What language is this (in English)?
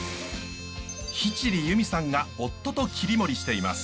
Japanese